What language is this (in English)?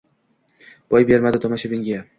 Uzbek